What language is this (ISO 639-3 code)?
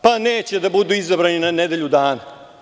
srp